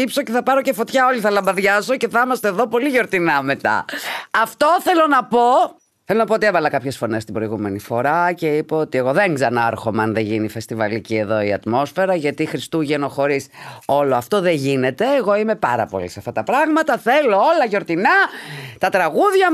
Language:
Greek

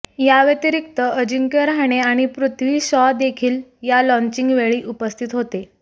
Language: Marathi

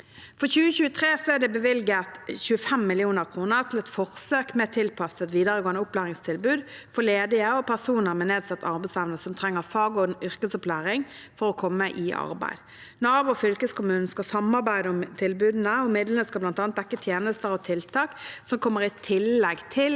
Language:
Norwegian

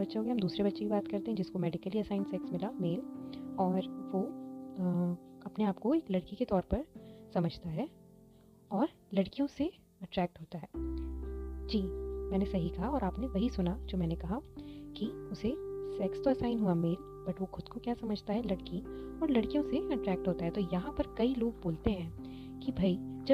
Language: Hindi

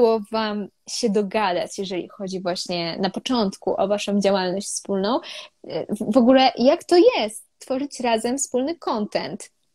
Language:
Polish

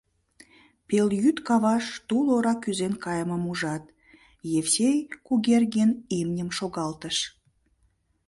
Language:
Mari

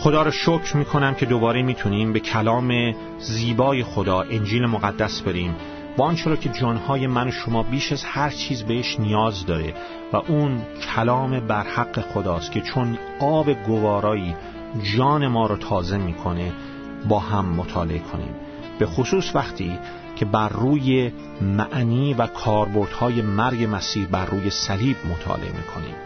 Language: Persian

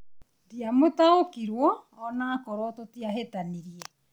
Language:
Kikuyu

